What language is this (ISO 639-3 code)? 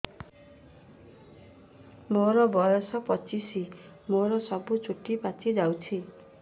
ori